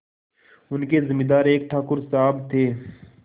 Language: Hindi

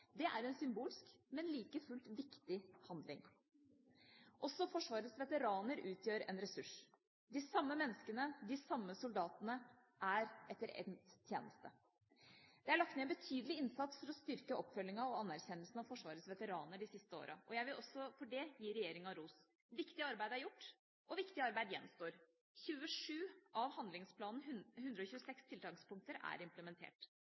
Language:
Norwegian Bokmål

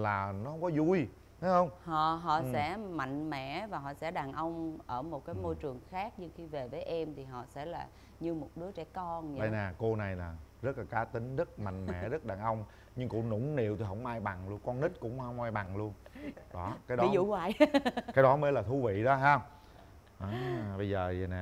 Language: Vietnamese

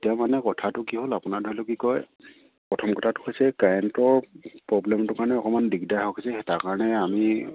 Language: Assamese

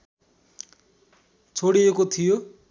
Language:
Nepali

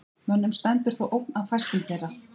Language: Icelandic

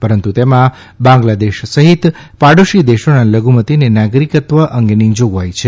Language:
Gujarati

